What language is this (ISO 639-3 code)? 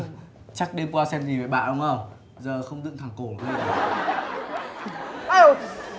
vie